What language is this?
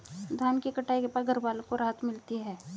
Hindi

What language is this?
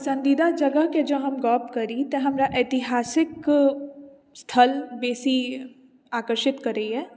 Maithili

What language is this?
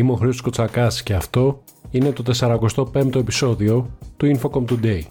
Greek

